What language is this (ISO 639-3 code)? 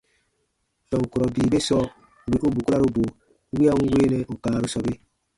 bba